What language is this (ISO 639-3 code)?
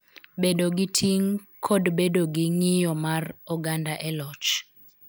luo